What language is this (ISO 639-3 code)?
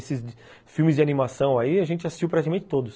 por